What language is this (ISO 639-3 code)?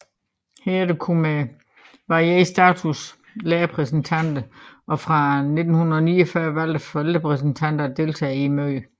dan